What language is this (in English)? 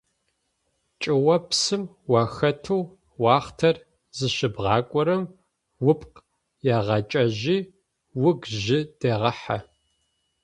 Adyghe